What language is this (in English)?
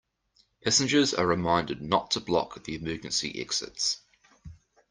English